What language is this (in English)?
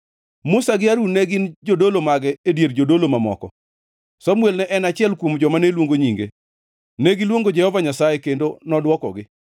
Luo (Kenya and Tanzania)